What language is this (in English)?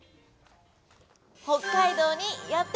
Japanese